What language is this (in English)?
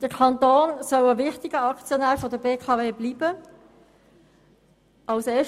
Swiss German